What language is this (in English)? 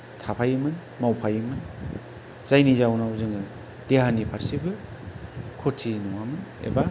Bodo